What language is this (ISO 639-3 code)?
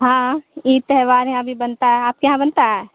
urd